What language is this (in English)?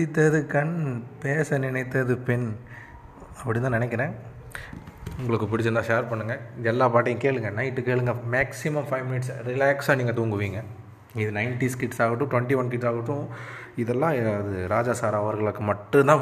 Tamil